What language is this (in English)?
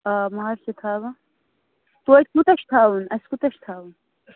Kashmiri